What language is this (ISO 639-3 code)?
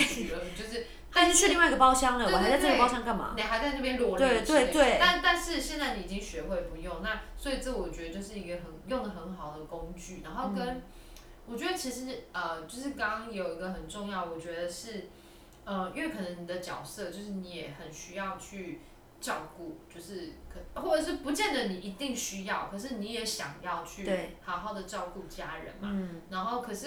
zho